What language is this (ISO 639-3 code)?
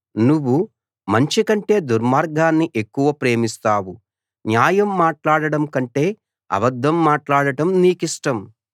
tel